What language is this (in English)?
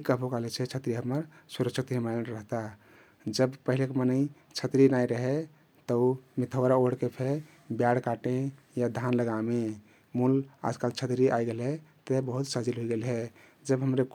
Kathoriya Tharu